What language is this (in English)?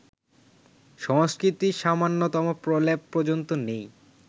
Bangla